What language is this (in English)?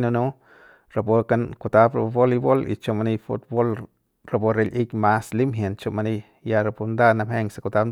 Central Pame